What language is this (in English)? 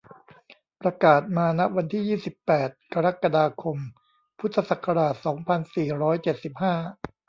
Thai